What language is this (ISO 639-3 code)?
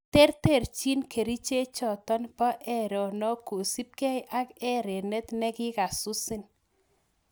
kln